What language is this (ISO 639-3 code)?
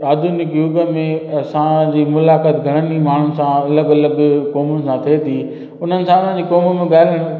snd